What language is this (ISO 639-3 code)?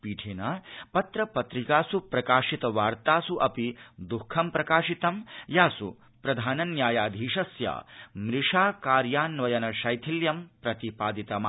san